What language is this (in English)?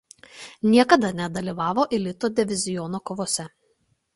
Lithuanian